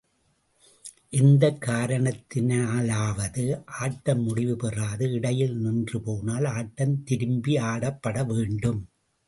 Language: Tamil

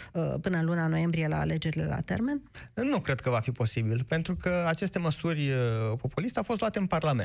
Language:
Romanian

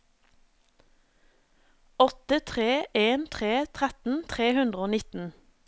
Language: Norwegian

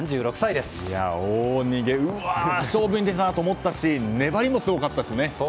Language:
Japanese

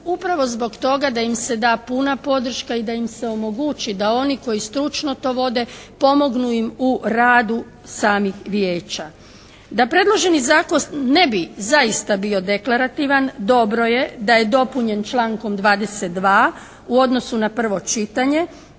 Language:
Croatian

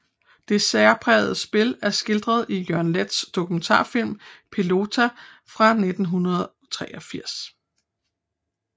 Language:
Danish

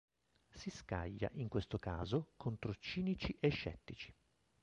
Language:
Italian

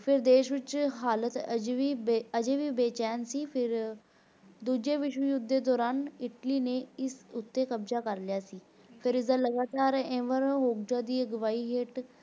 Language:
Punjabi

